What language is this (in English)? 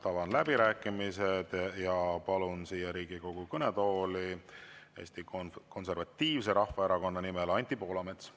Estonian